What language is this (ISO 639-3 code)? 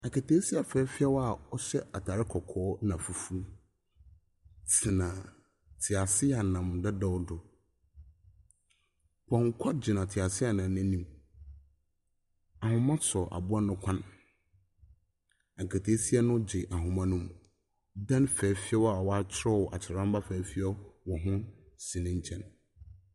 aka